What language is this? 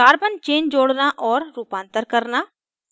Hindi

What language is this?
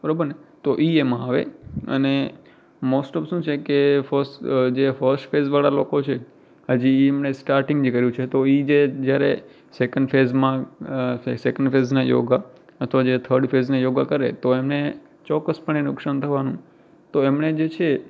Gujarati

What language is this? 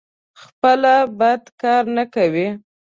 Pashto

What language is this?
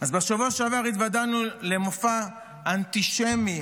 Hebrew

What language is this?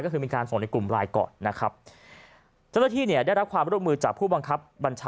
Thai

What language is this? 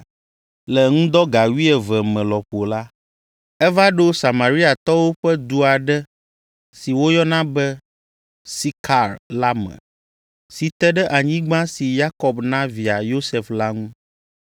Ewe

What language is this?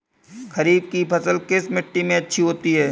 Hindi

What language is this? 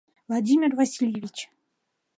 Mari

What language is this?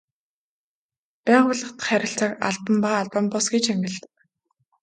Mongolian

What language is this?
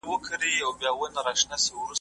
Pashto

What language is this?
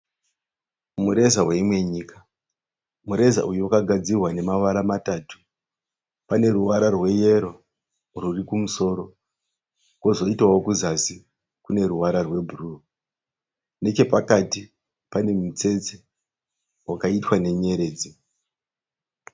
Shona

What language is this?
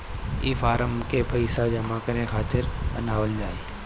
Bhojpuri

